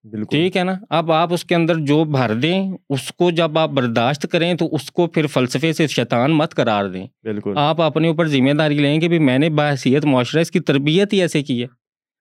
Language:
Urdu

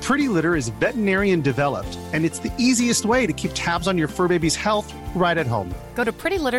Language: Persian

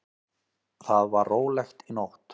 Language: Icelandic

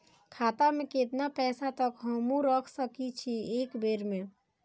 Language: Maithili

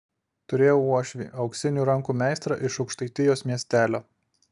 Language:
Lithuanian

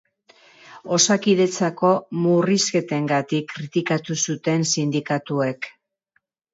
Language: Basque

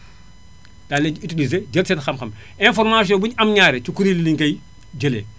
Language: Wolof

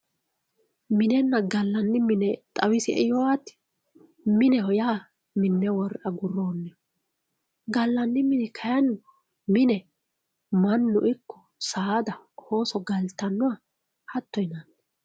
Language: Sidamo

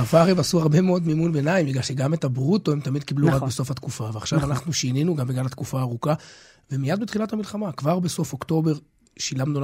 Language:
Hebrew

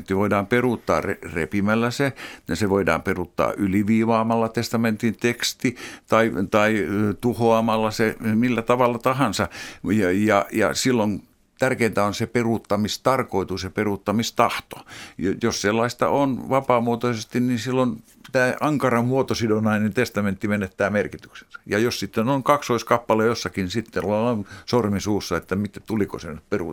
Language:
Finnish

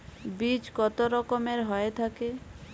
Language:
Bangla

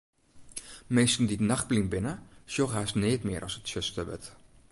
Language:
Western Frisian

